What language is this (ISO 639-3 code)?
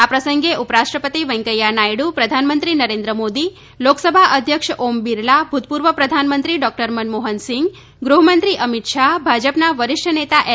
guj